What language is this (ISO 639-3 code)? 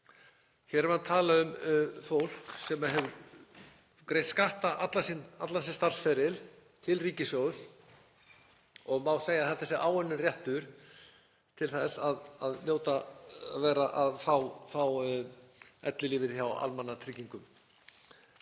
isl